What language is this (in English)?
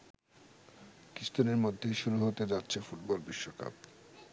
Bangla